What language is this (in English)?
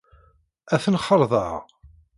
Kabyle